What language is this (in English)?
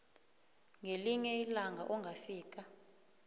South Ndebele